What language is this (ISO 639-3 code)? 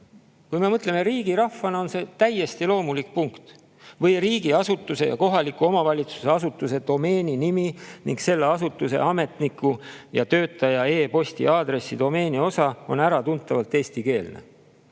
est